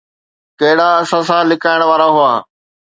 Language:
Sindhi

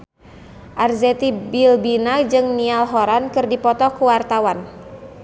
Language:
Sundanese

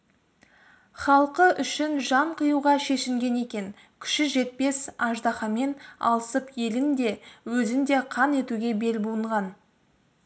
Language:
Kazakh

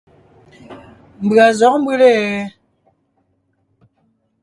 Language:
Ngiemboon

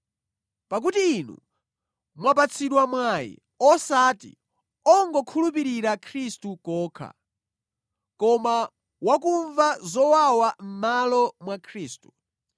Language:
Nyanja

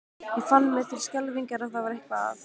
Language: Icelandic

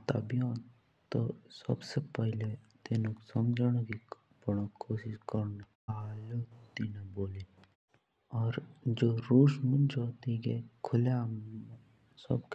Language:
Jaunsari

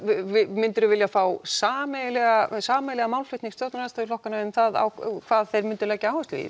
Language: Icelandic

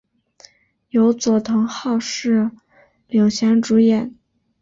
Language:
Chinese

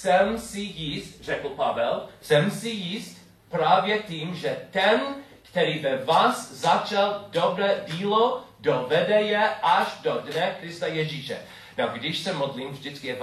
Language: Czech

